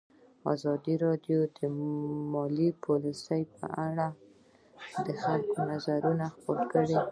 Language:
Pashto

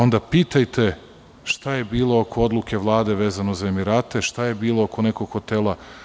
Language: Serbian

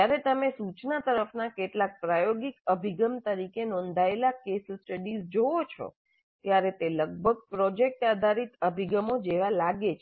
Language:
Gujarati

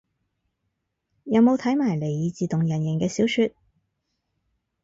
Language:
Cantonese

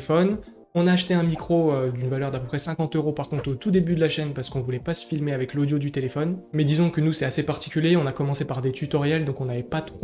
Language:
French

